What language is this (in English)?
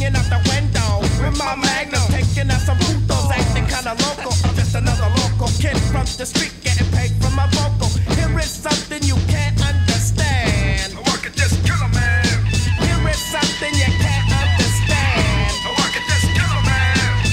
Filipino